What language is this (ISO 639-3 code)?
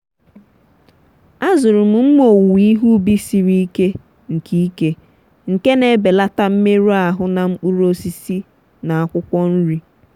ibo